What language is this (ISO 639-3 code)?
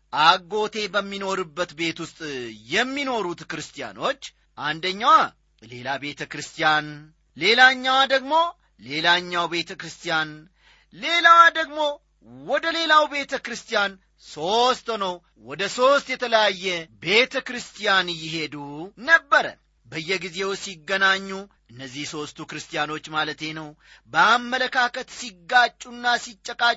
amh